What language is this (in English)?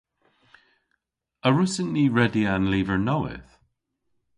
Cornish